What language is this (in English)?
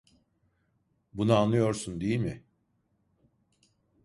Turkish